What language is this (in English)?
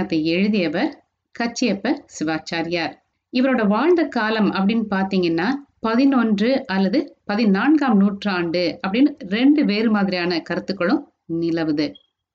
Tamil